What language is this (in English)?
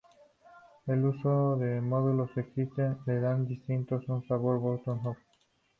Spanish